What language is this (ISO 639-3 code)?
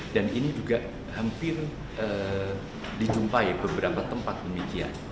ind